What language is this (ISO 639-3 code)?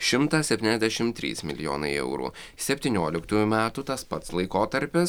lit